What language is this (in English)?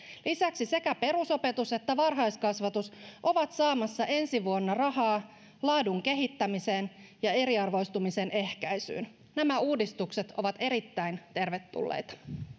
Finnish